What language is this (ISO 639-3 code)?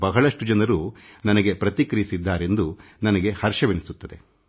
kan